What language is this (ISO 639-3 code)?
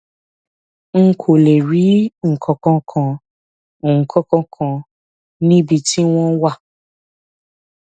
yor